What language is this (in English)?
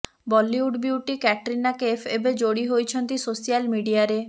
Odia